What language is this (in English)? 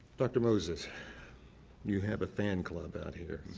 English